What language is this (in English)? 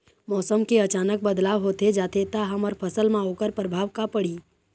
Chhattisgarhi